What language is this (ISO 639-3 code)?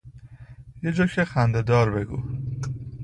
fas